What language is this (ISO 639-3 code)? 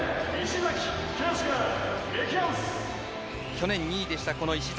jpn